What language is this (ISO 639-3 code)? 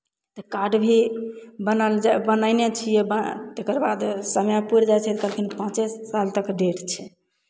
mai